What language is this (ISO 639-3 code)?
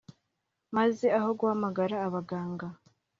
kin